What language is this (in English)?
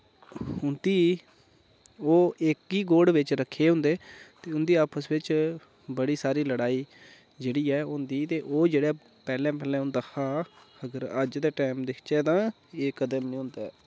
Dogri